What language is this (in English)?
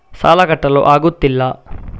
Kannada